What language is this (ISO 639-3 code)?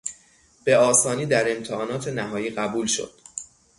fas